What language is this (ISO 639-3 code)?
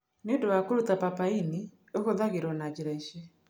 kik